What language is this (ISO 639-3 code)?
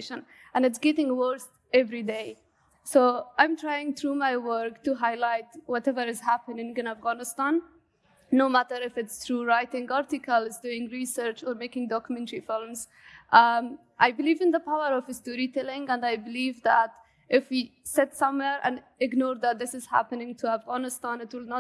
eng